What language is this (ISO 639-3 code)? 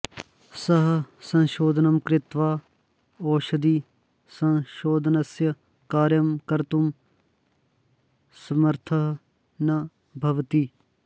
san